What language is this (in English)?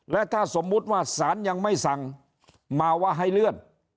Thai